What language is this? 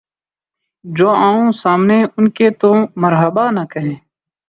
Urdu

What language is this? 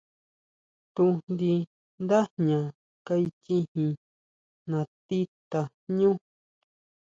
Huautla Mazatec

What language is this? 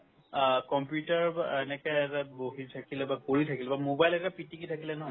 Assamese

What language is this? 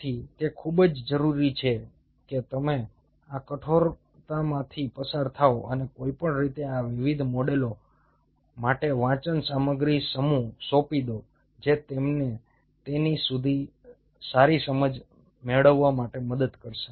Gujarati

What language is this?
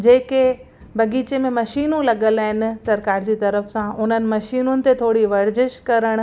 Sindhi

